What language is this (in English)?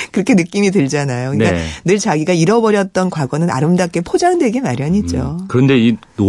Korean